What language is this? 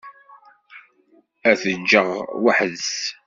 Kabyle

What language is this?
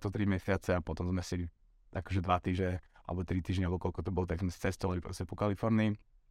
Slovak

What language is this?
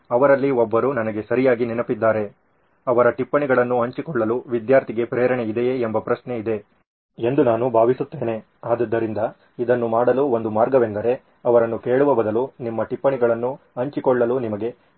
Kannada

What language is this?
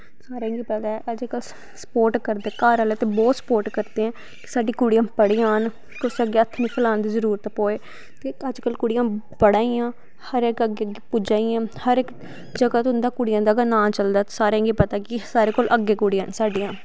Dogri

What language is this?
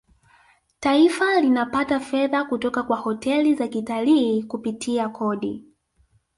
Swahili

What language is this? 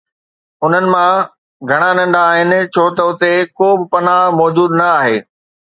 Sindhi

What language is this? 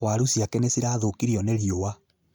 Kikuyu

